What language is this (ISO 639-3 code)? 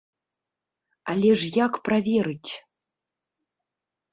bel